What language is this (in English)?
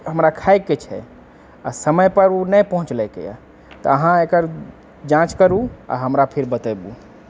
Maithili